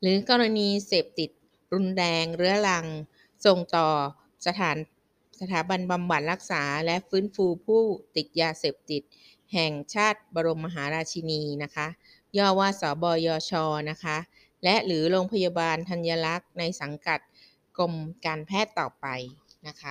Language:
Thai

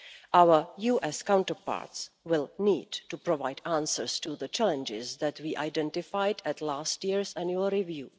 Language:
English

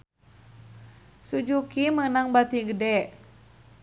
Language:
Sundanese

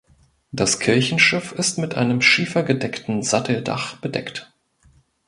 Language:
German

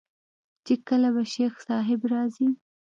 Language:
Pashto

